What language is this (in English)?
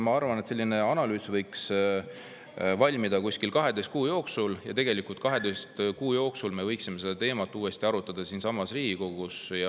Estonian